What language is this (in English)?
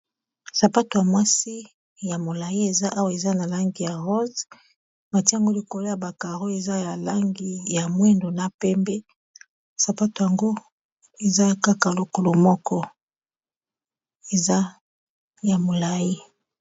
Lingala